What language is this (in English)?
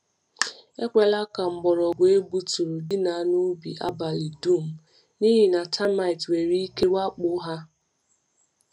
Igbo